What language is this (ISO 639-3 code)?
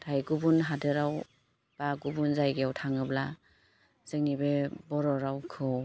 brx